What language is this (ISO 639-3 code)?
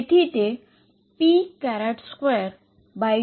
guj